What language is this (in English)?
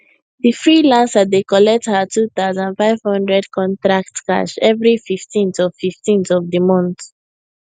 Nigerian Pidgin